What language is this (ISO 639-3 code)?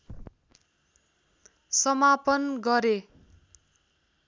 nep